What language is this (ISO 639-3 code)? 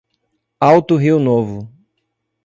por